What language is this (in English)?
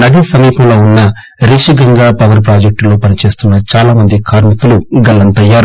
Telugu